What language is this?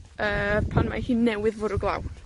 Welsh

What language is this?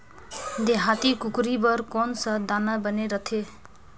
Chhattisgarhi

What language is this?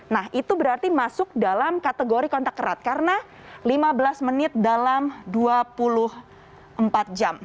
Indonesian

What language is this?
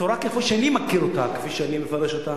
Hebrew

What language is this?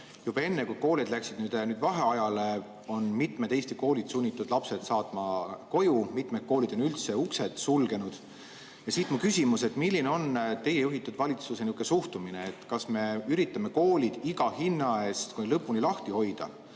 Estonian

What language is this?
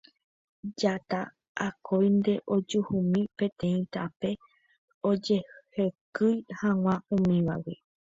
Guarani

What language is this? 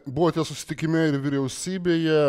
Lithuanian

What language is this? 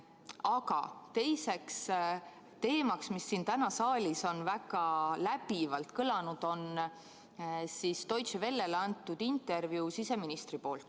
Estonian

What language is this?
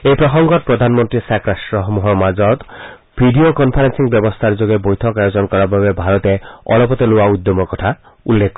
Assamese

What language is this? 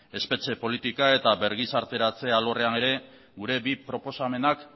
Basque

